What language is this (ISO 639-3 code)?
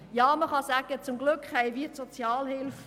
gsw